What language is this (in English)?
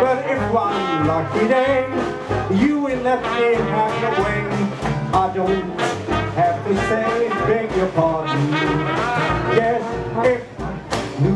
English